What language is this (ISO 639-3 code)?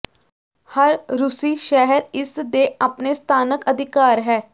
pan